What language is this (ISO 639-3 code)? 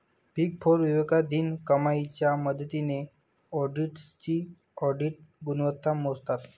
mar